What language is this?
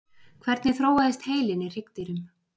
Icelandic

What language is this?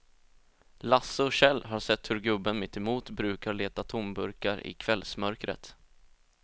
Swedish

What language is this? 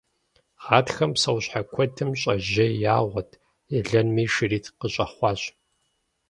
Kabardian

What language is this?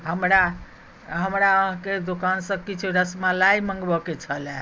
Maithili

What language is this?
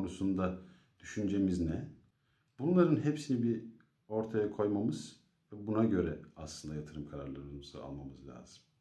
Turkish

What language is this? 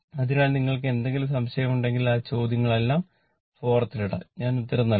Malayalam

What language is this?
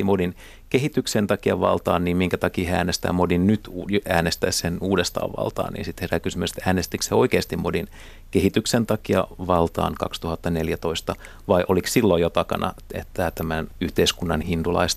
Finnish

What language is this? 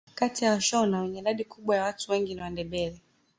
Swahili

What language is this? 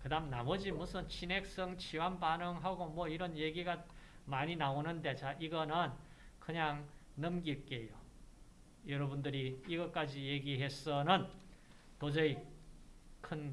Korean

